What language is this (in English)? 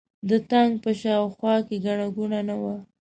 Pashto